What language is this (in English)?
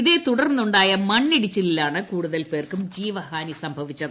Malayalam